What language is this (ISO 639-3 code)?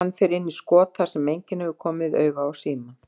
isl